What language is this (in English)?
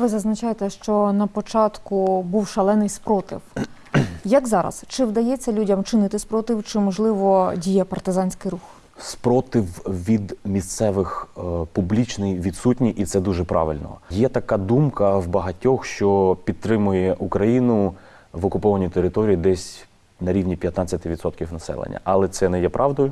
Ukrainian